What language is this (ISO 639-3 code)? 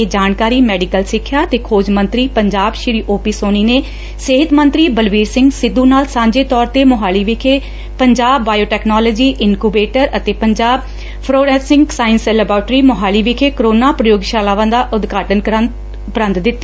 pan